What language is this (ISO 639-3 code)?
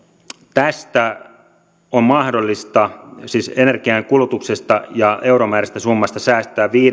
fin